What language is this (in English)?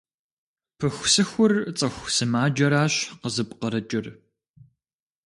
Kabardian